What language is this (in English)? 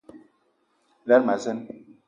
Eton (Cameroon)